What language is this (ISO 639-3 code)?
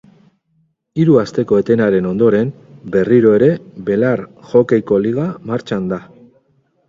eus